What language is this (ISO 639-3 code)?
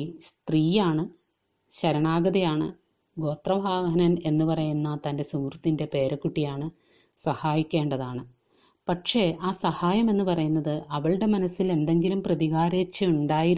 mal